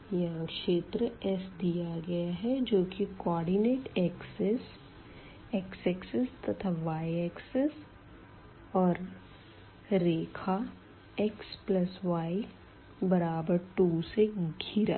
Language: Hindi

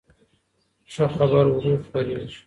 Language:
Pashto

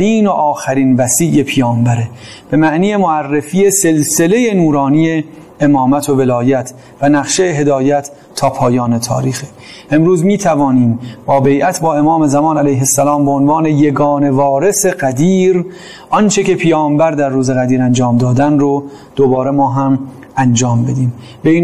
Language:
Persian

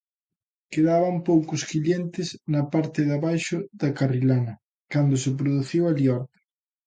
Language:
Galician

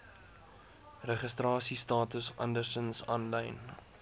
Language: Afrikaans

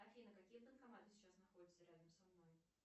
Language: Russian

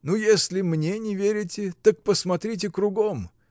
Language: Russian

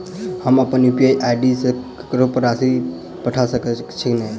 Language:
Maithili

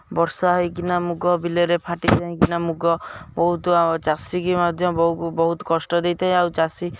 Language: Odia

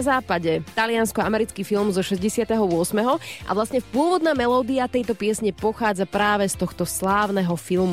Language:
Slovak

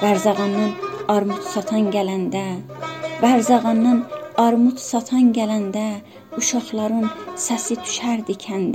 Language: Persian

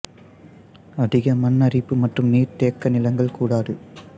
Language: Tamil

